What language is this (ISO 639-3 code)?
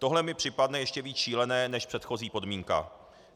ces